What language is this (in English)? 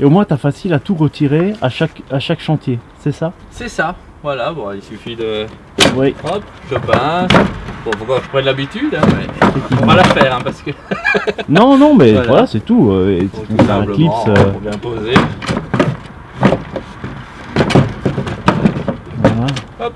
French